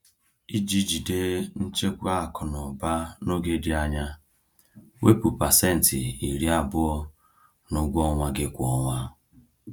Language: Igbo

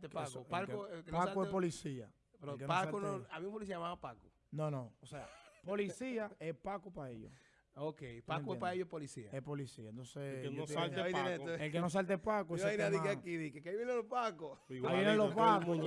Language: Spanish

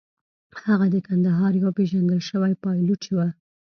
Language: Pashto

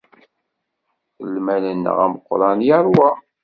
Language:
Kabyle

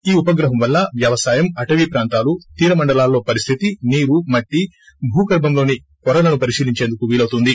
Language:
Telugu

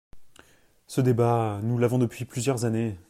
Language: French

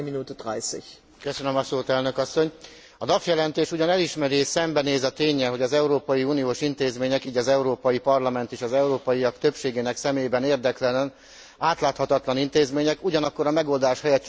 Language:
Hungarian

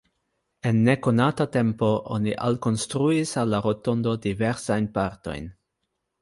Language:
Esperanto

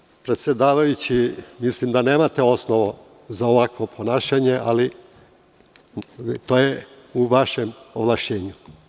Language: Serbian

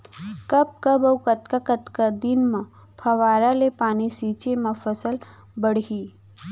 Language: Chhattisgarhi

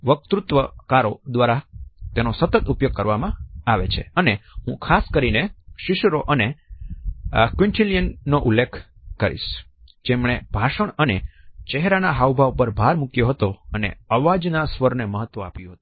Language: Gujarati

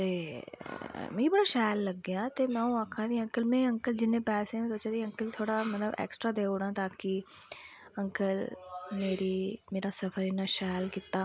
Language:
Dogri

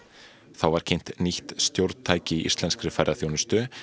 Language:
Icelandic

